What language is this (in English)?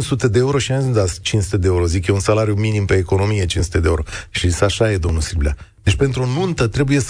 Romanian